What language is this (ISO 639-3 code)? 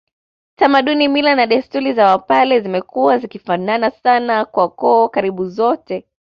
swa